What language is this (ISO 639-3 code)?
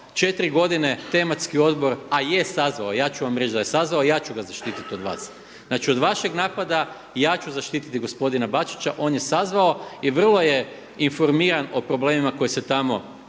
hrv